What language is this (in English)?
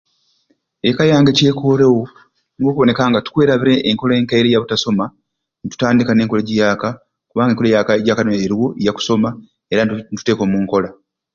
Ruuli